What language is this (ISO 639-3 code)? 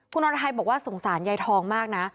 tha